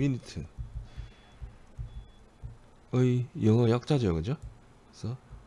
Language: Korean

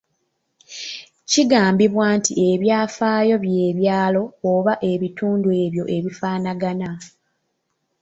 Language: Ganda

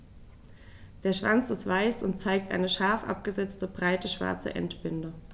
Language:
German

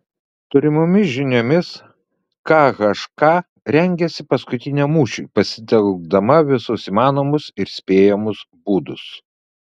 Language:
Lithuanian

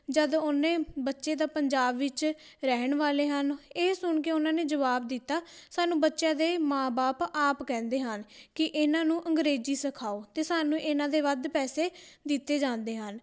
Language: Punjabi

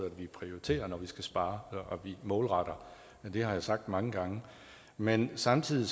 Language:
Danish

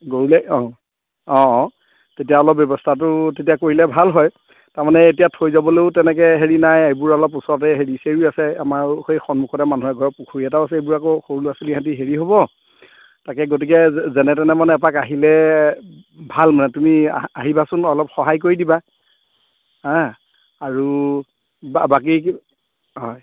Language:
Assamese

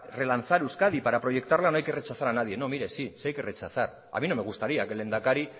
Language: Spanish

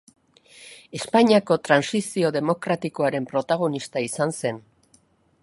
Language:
Basque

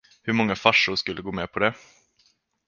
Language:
Swedish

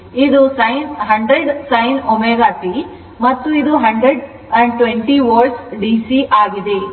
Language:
Kannada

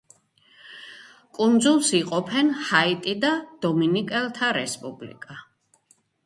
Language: Georgian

